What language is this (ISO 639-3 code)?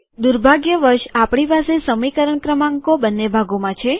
guj